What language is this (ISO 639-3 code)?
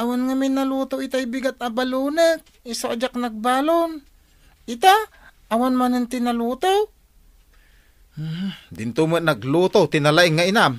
fil